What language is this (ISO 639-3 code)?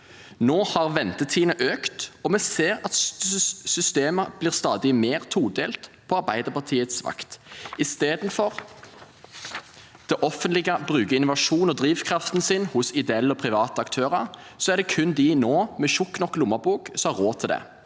nor